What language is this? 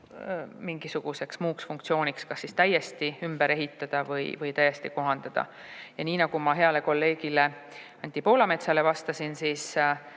Estonian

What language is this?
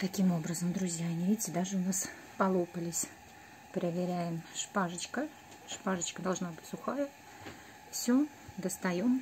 Russian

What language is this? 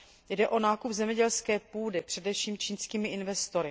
Czech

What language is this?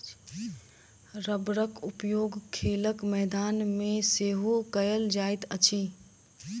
Maithili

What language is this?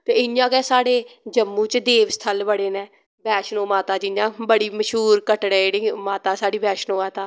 Dogri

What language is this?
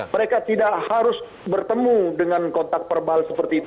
Indonesian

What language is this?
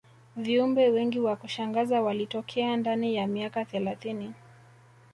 Swahili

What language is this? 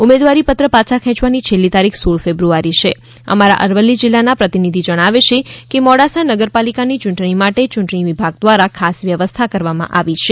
Gujarati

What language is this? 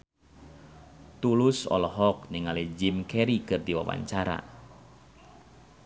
Sundanese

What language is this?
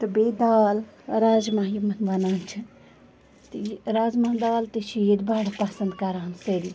Kashmiri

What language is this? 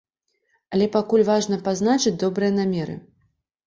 Belarusian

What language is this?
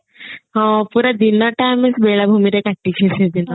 Odia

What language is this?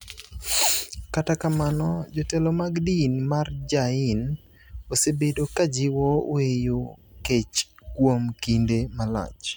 Luo (Kenya and Tanzania)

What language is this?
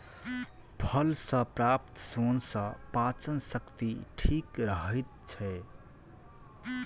Maithili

